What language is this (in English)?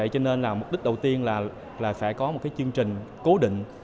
Vietnamese